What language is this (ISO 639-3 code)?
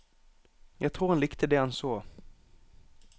nor